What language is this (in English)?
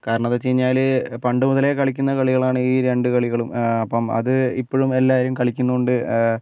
Malayalam